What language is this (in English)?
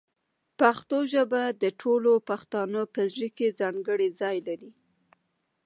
Pashto